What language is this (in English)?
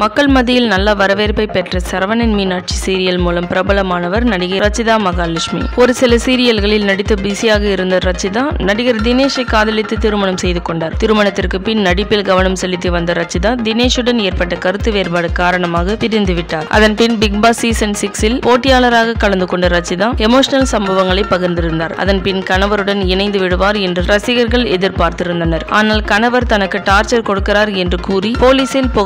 Tamil